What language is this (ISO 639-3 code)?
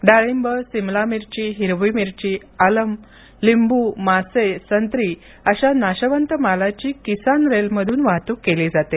mar